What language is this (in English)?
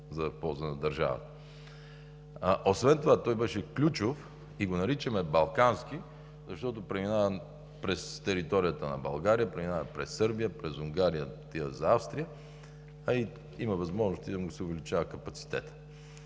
Bulgarian